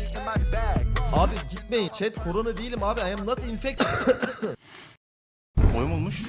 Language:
Turkish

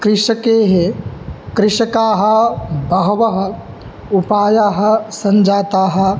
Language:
Sanskrit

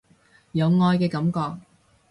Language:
Cantonese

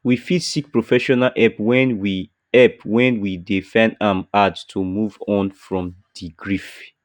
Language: Nigerian Pidgin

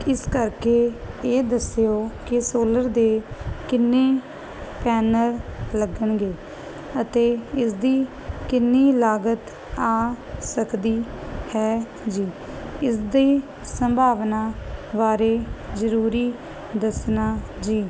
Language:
Punjabi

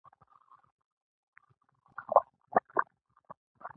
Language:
Pashto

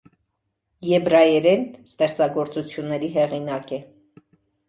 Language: Armenian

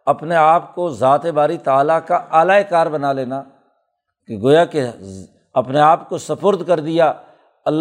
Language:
Urdu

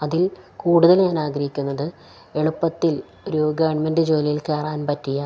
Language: Malayalam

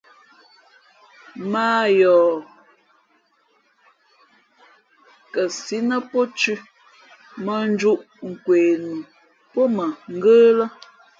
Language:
Fe'fe'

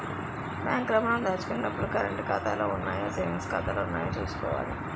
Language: Telugu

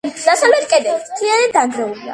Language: Georgian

